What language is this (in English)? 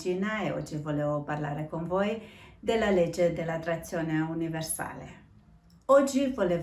Italian